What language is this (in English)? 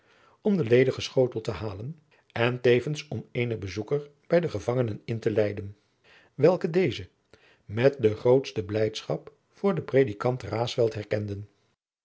Dutch